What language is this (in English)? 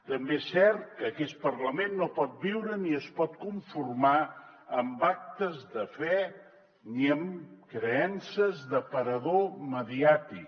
Catalan